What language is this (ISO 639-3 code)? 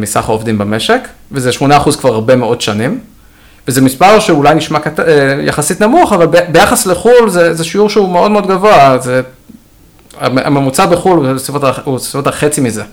heb